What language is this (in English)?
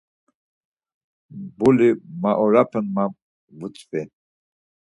Laz